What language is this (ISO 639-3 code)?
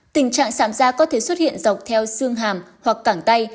vie